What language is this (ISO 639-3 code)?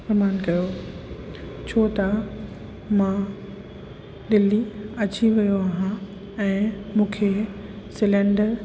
snd